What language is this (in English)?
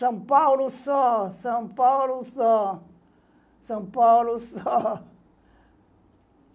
Portuguese